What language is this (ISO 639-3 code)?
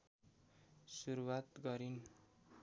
nep